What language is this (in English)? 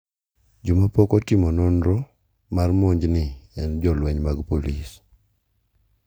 Luo (Kenya and Tanzania)